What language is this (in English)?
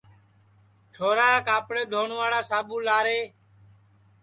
Sansi